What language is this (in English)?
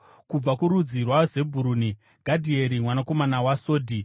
Shona